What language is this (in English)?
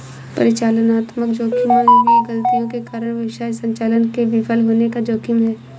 Hindi